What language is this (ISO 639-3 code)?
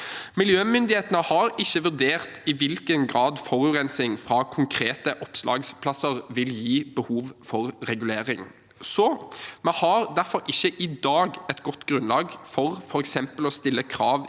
nor